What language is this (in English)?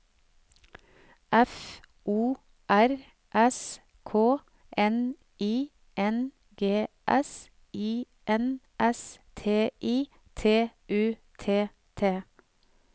Norwegian